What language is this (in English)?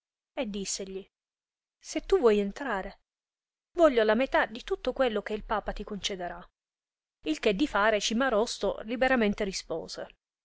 Italian